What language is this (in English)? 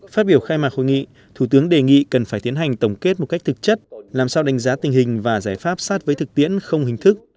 Vietnamese